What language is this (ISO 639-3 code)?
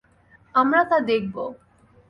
ben